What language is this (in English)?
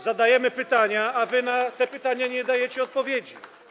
Polish